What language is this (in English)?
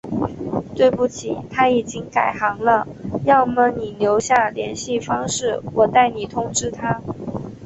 Chinese